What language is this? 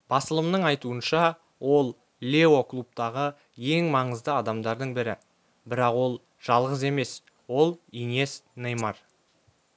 Kazakh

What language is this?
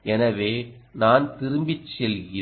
Tamil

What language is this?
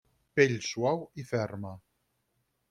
Catalan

